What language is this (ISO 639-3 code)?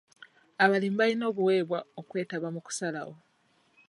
lug